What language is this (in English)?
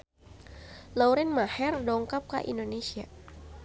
Sundanese